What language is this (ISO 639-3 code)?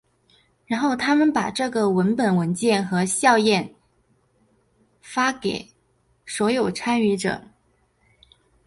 zho